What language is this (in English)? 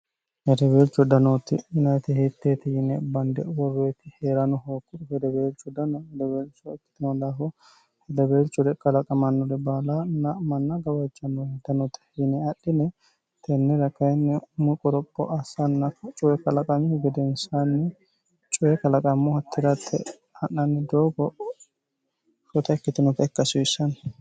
Sidamo